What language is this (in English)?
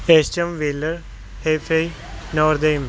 Punjabi